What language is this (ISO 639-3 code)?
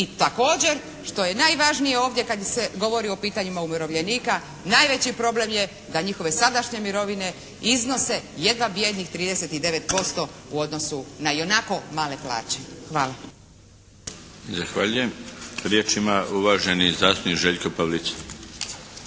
hrv